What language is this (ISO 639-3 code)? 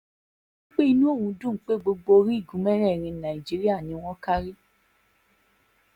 yor